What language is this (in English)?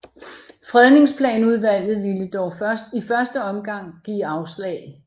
Danish